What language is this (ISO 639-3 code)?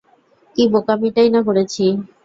ben